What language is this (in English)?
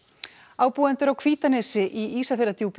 Icelandic